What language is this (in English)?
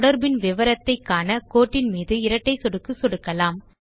Tamil